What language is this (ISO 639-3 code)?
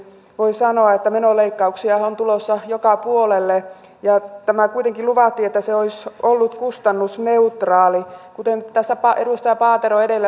fin